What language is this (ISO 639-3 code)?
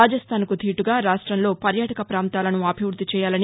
tel